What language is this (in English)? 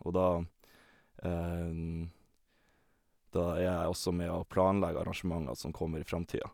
Norwegian